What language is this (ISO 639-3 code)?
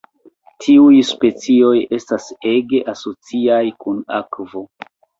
epo